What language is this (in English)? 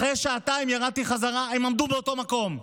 Hebrew